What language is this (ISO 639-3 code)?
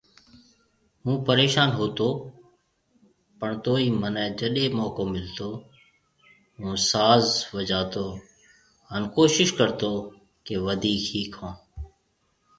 mve